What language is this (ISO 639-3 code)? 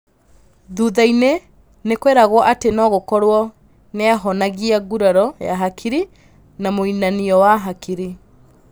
kik